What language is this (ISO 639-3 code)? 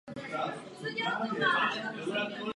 ces